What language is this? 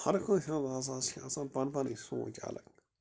Kashmiri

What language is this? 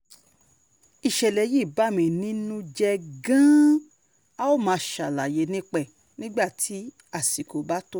Yoruba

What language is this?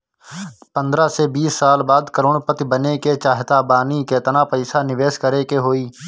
Bhojpuri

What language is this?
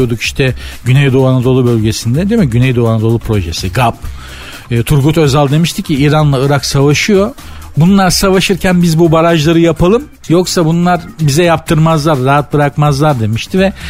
Turkish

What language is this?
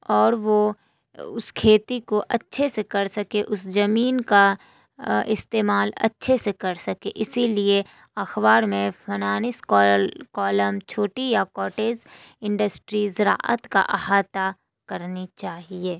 Urdu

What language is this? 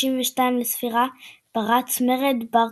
Hebrew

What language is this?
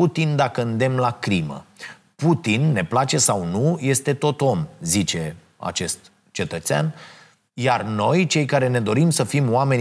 Romanian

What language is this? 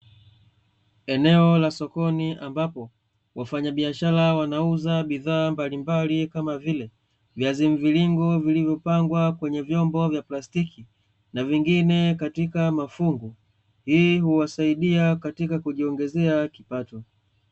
Swahili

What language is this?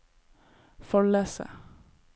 Norwegian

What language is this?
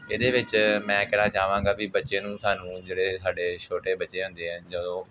Punjabi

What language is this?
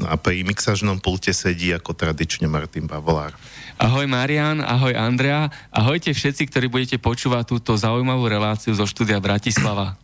Slovak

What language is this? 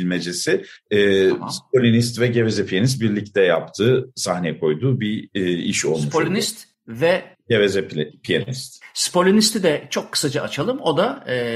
Turkish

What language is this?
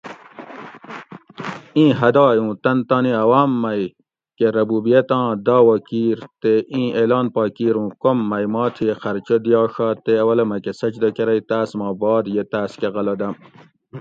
Gawri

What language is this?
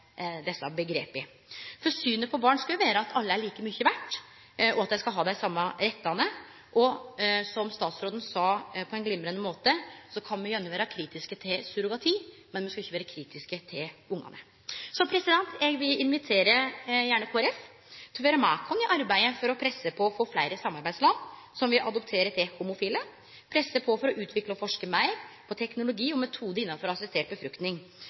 Norwegian Nynorsk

